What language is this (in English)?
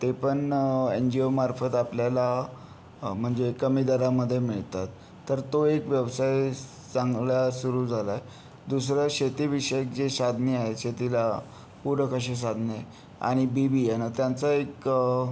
Marathi